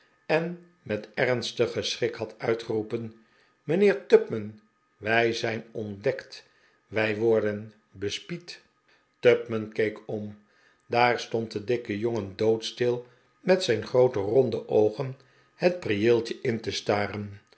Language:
Dutch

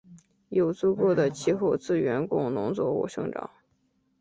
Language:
Chinese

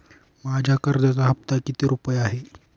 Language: Marathi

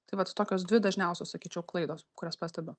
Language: Lithuanian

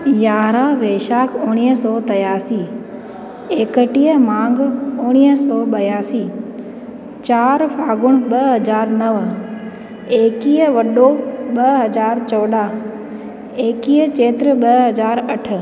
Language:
Sindhi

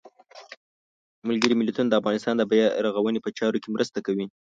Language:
Pashto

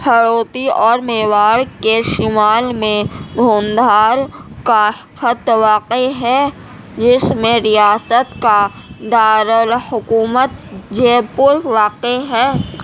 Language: Urdu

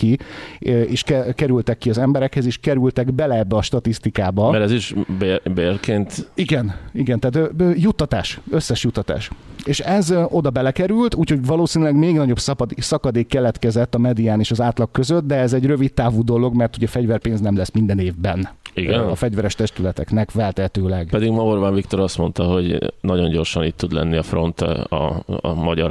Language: Hungarian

